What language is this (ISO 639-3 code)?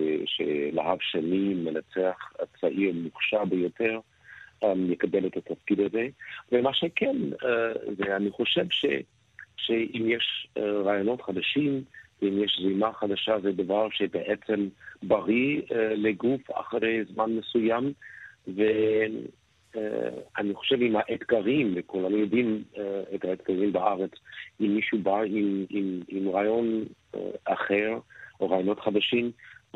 heb